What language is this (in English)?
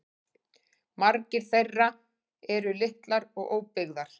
Icelandic